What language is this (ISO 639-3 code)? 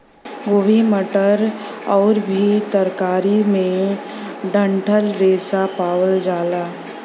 bho